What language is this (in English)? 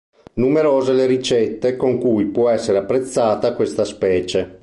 Italian